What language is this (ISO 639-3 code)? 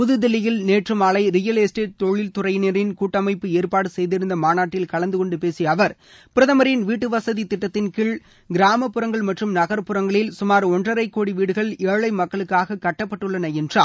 tam